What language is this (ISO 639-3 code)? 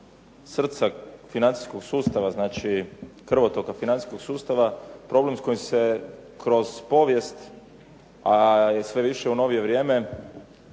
hrv